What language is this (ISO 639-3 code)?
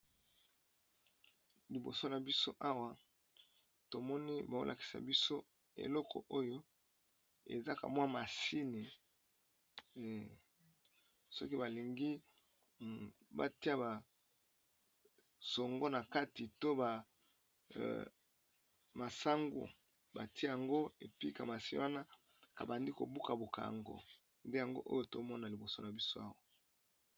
lin